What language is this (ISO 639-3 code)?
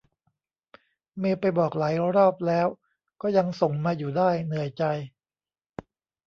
tha